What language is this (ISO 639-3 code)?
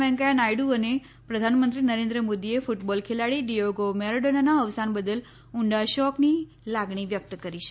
guj